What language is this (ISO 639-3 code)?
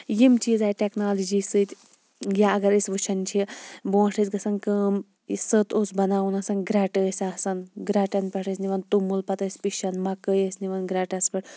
kas